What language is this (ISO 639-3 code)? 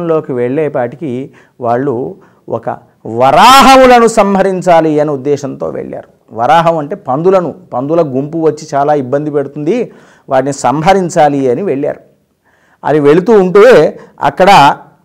tel